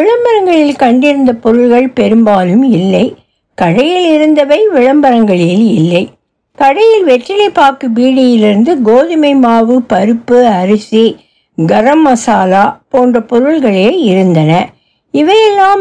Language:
Tamil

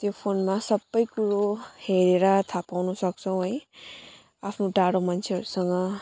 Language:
Nepali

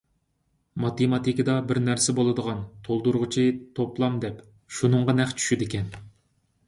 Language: Uyghur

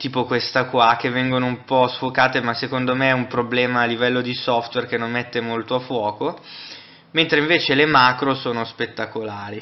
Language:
Italian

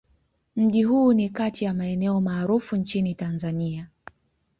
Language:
Swahili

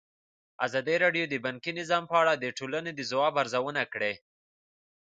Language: Pashto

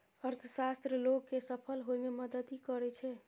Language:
Maithili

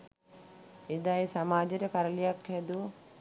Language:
Sinhala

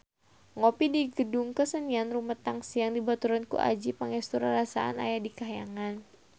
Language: Sundanese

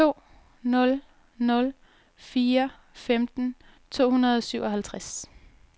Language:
Danish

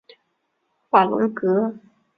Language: Chinese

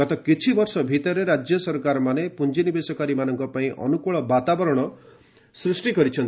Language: Odia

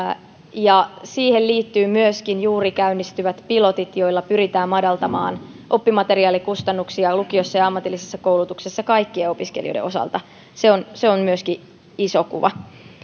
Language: Finnish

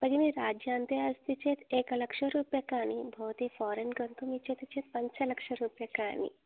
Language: Sanskrit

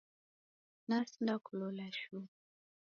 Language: Taita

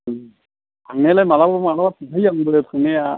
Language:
Bodo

